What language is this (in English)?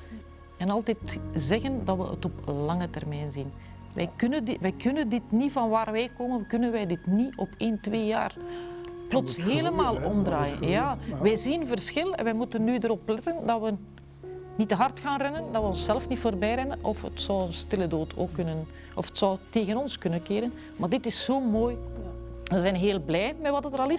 Dutch